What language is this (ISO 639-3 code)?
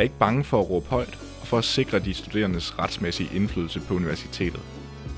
dan